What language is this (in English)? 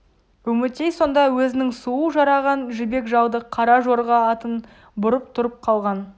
Kazakh